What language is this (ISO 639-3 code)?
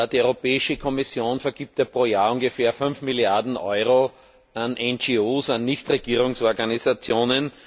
deu